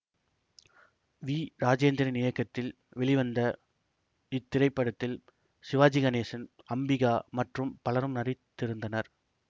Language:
Tamil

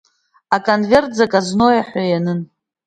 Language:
Abkhazian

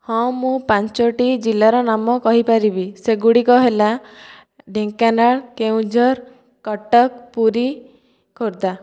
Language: Odia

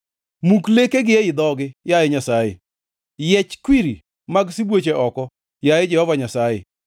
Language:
Luo (Kenya and Tanzania)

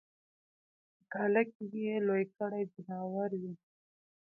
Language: Pashto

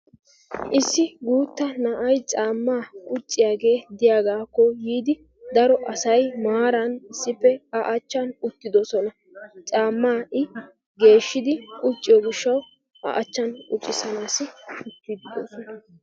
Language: Wolaytta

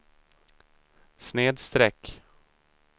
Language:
Swedish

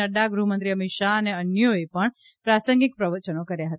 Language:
Gujarati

